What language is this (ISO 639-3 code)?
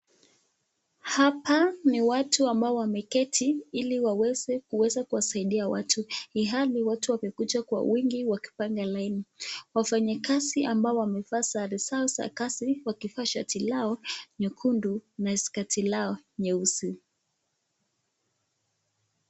swa